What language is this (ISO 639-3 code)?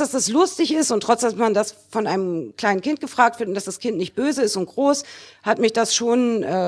deu